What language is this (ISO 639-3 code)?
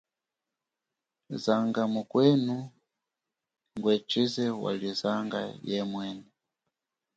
cjk